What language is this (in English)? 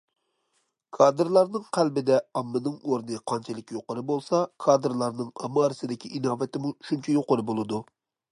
Uyghur